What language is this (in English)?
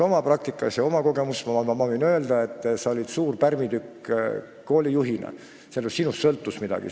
Estonian